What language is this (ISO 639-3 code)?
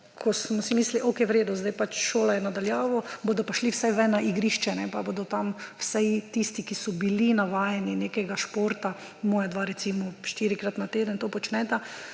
slv